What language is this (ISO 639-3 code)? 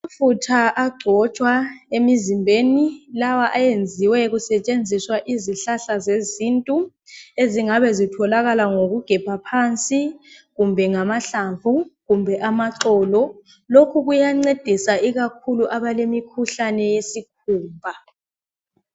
nde